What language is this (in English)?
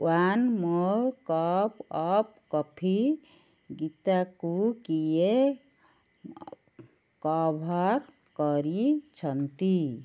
Odia